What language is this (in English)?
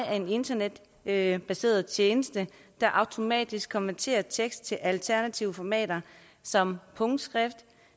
Danish